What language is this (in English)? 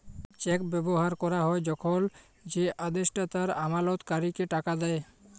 Bangla